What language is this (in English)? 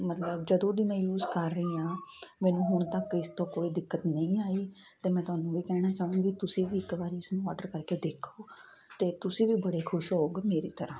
Punjabi